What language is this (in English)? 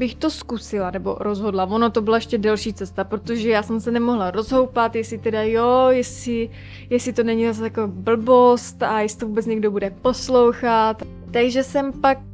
Czech